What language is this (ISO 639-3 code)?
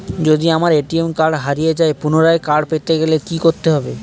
ben